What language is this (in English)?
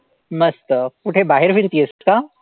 Marathi